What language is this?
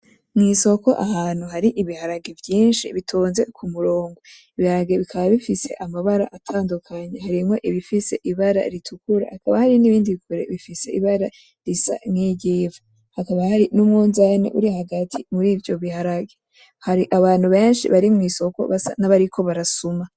Rundi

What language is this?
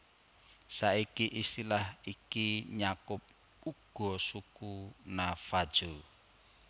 Javanese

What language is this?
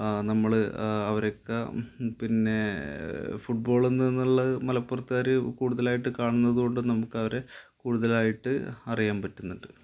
Malayalam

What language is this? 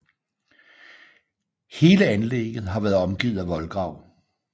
Danish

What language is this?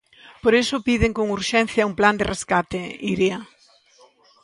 Galician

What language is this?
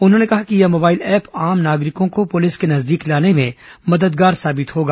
Hindi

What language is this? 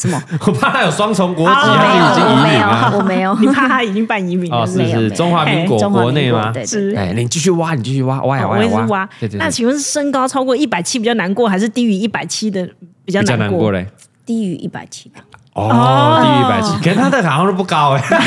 Chinese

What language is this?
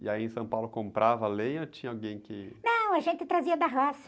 Portuguese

